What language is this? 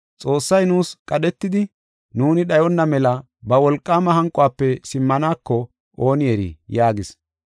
Gofa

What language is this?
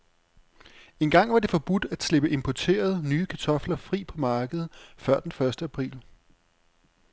Danish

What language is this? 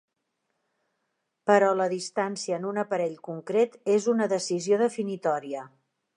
Catalan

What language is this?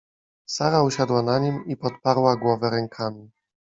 Polish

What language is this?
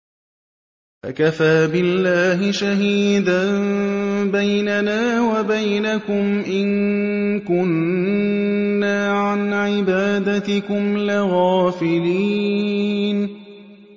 Arabic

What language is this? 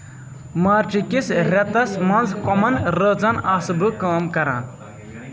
Kashmiri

